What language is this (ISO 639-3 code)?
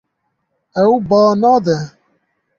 kur